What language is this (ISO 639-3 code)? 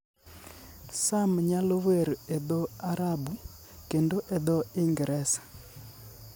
luo